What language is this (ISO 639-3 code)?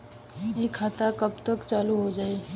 bho